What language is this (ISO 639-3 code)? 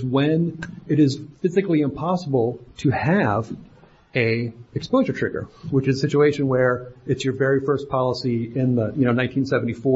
eng